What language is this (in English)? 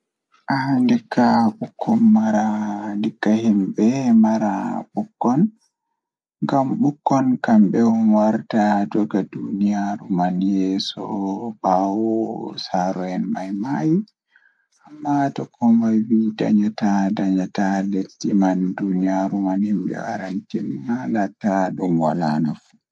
Fula